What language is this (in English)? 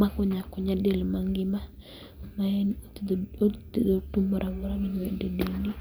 Luo (Kenya and Tanzania)